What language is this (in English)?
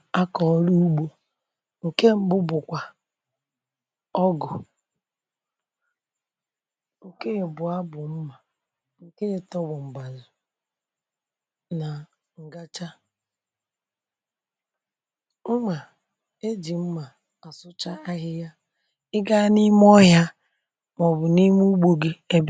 Igbo